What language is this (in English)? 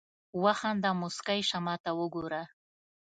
Pashto